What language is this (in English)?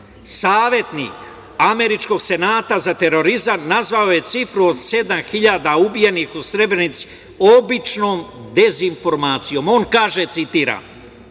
Serbian